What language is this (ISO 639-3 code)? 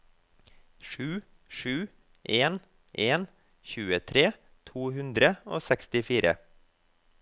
nor